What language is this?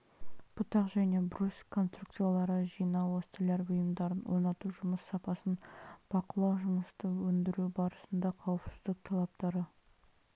Kazakh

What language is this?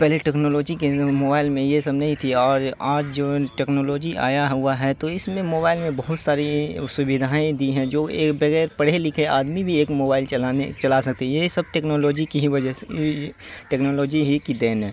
Urdu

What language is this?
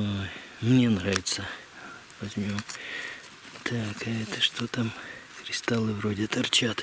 Russian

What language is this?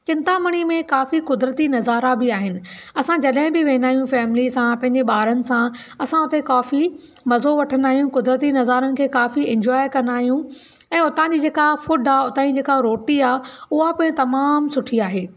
Sindhi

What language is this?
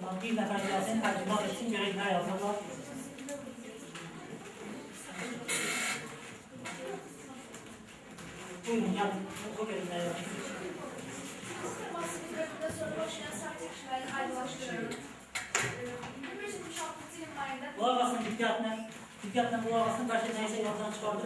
Turkish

